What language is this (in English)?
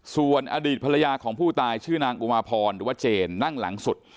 Thai